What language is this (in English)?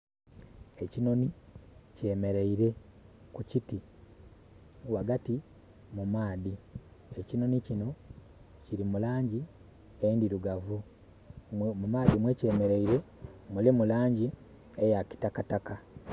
Soga